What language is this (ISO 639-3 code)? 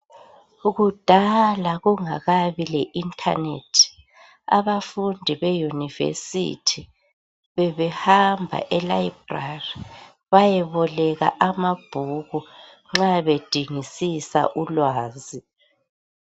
nde